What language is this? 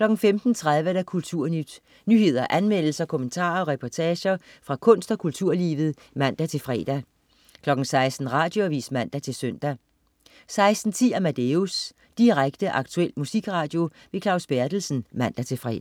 Danish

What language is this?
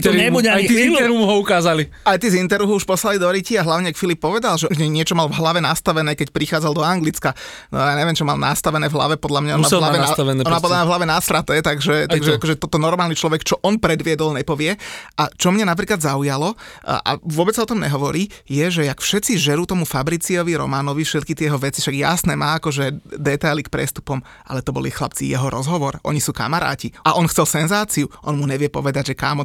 Slovak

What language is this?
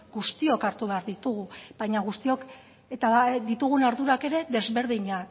Basque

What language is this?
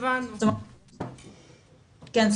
Hebrew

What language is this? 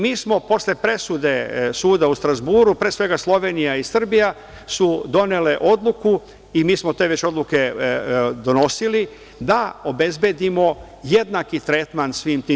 Serbian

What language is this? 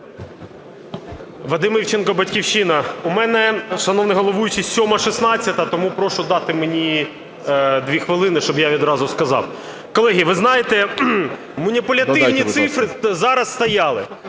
Ukrainian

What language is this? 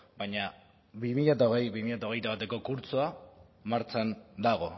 Basque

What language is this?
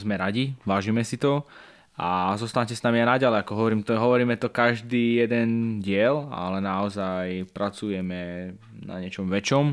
Slovak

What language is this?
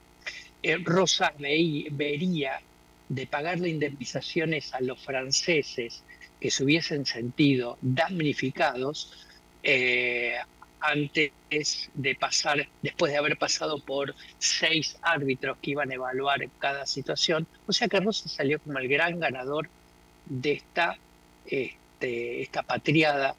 Spanish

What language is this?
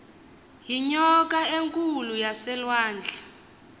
Xhosa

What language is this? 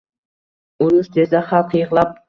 Uzbek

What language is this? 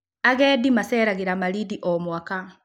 Kikuyu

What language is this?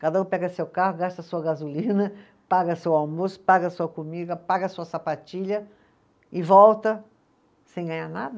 Portuguese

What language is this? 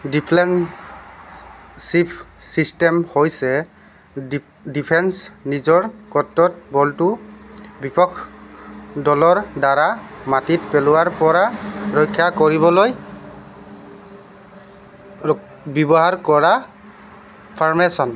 Assamese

